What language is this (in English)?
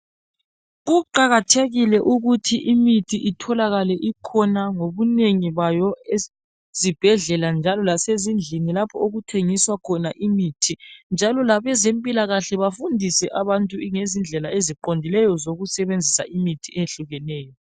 North Ndebele